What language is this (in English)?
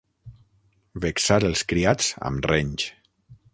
Catalan